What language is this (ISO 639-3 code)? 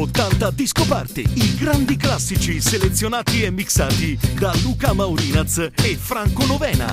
ita